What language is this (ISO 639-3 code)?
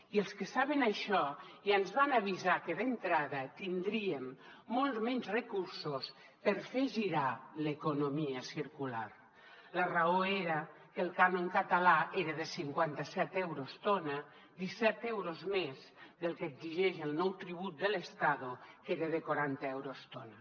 cat